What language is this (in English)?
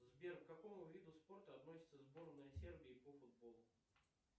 Russian